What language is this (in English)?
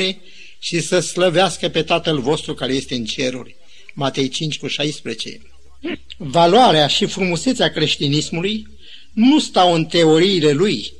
Romanian